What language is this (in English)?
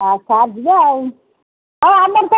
Odia